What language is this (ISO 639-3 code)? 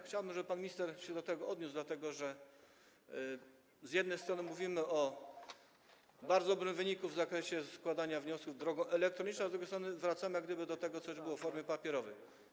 pol